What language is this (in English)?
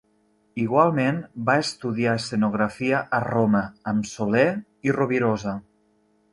Catalan